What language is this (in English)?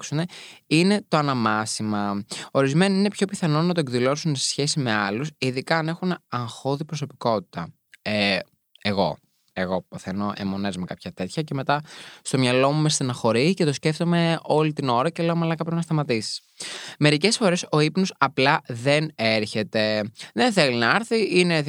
Greek